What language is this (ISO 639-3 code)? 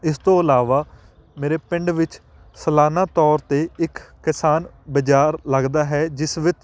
pan